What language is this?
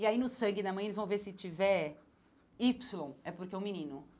Portuguese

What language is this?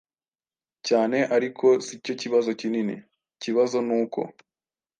Kinyarwanda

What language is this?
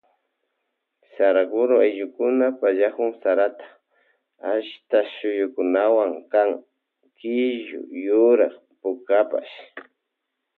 Loja Highland Quichua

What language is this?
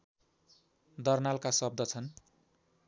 Nepali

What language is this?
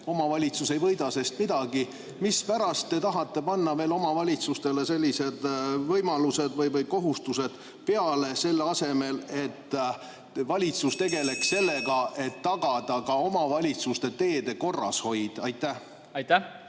Estonian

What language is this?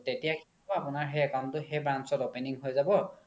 Assamese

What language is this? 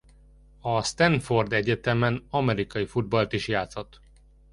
Hungarian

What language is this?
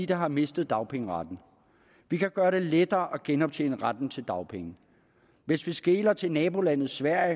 Danish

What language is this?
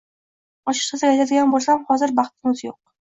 Uzbek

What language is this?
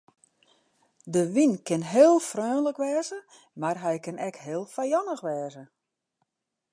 Western Frisian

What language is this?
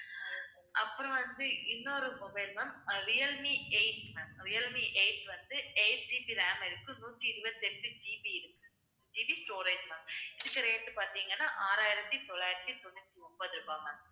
Tamil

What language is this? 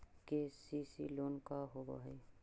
Magahi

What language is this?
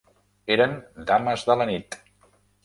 Catalan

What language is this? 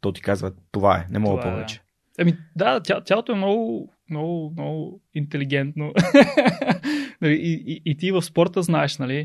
Bulgarian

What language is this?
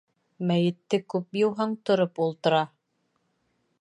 Bashkir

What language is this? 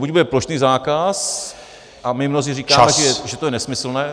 Czech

